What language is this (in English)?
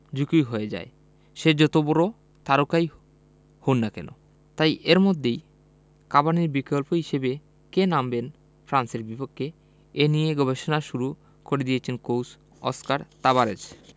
Bangla